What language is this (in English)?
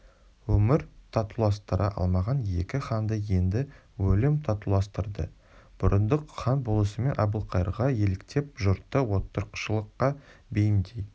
Kazakh